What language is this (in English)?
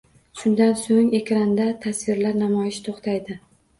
Uzbek